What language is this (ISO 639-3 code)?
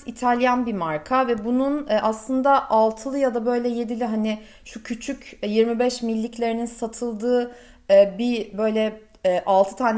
tur